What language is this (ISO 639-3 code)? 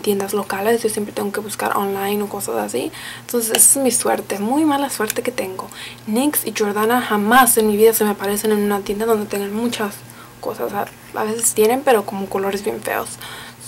spa